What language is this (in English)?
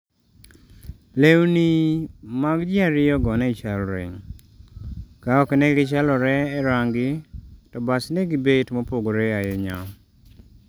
Luo (Kenya and Tanzania)